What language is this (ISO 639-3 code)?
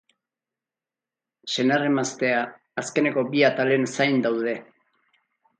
eus